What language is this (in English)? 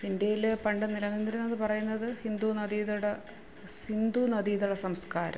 Malayalam